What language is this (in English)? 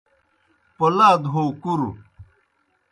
Kohistani Shina